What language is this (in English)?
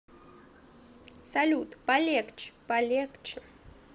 Russian